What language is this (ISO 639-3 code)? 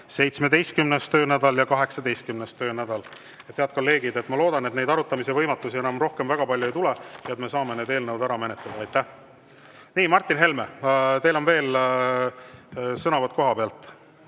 est